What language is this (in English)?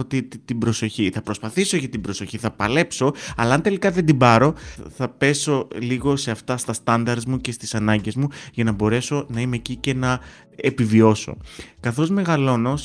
Greek